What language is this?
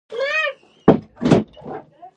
Pashto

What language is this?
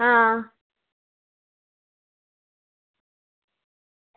Dogri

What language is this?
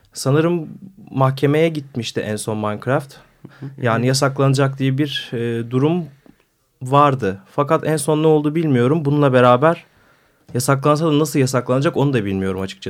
Turkish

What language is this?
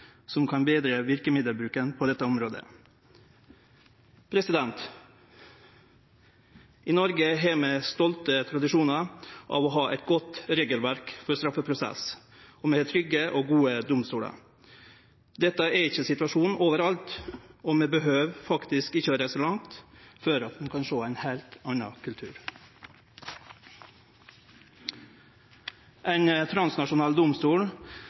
Norwegian Nynorsk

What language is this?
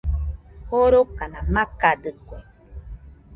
Nüpode Huitoto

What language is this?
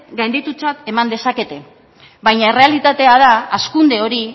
Basque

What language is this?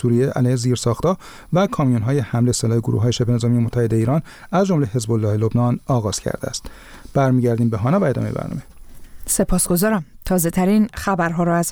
Persian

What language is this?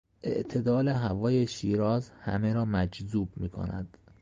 Persian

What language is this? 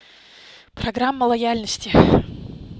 Russian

